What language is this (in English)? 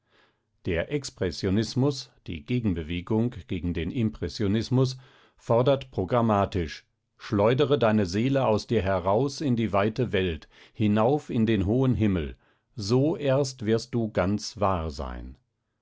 German